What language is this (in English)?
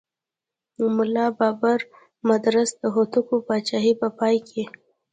Pashto